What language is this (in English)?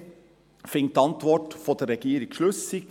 Swiss German